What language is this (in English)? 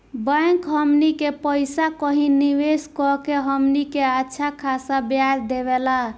Bhojpuri